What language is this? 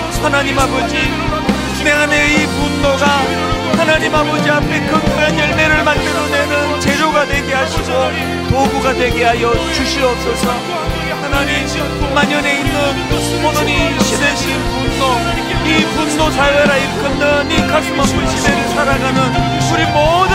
Korean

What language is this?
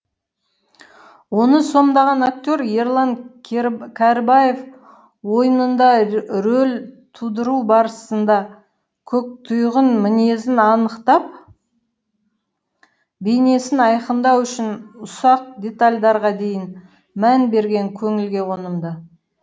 Kazakh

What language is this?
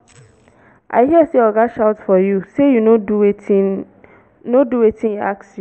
Nigerian Pidgin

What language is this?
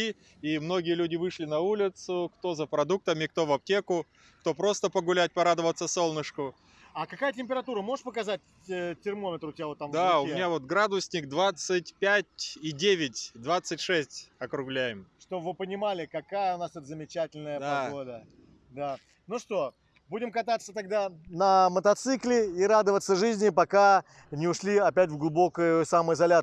Russian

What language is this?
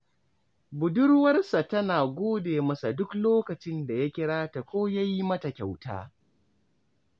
Hausa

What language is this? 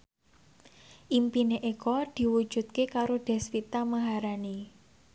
Javanese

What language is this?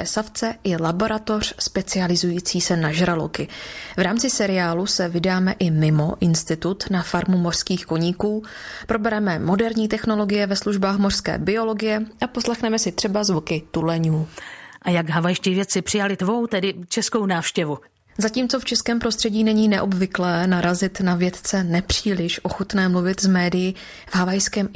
Czech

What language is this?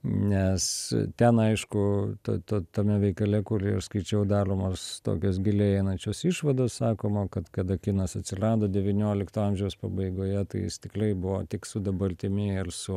Lithuanian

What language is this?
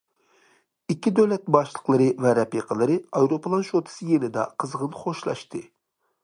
Uyghur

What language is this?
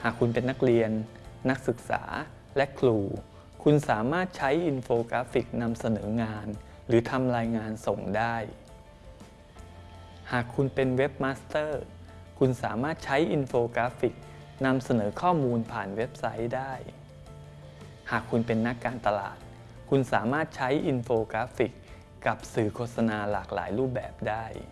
Thai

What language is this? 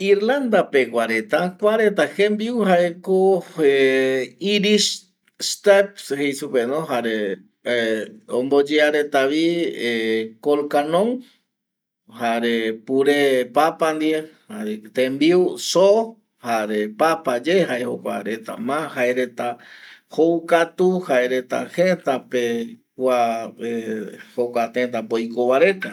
Eastern Bolivian Guaraní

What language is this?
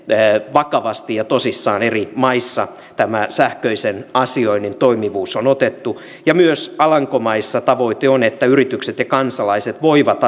Finnish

